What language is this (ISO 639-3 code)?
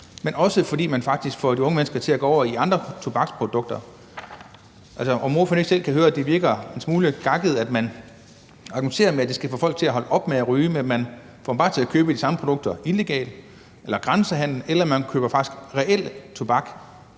dan